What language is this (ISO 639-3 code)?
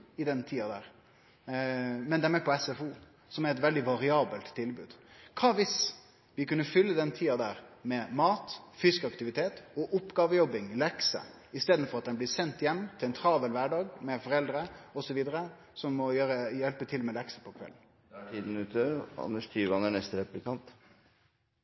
nno